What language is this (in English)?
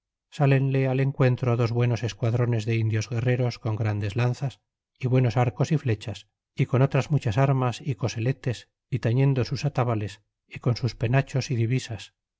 Spanish